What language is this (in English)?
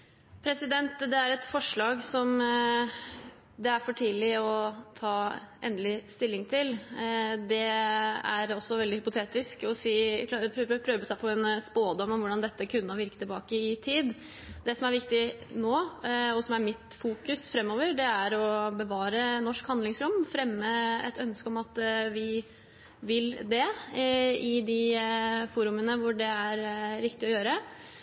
Norwegian Bokmål